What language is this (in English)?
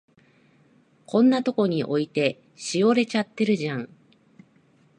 Japanese